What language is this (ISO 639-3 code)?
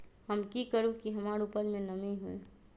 mag